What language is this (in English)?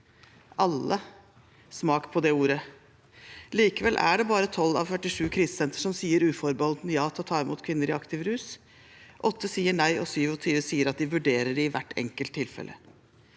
Norwegian